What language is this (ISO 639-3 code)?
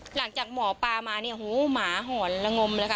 tha